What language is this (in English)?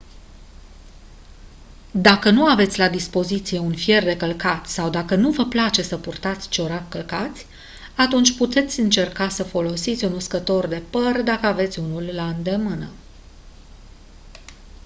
Romanian